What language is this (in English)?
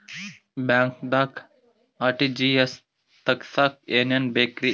Kannada